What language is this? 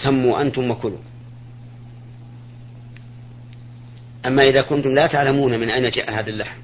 Arabic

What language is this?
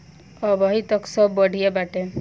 Bhojpuri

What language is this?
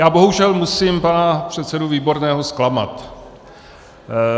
Czech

